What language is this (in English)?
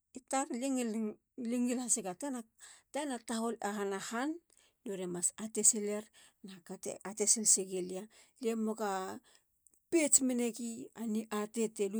Halia